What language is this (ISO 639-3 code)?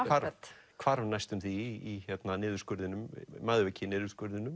isl